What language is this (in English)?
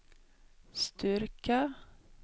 Swedish